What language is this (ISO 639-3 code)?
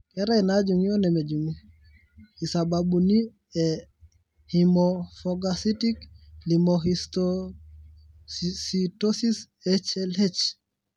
mas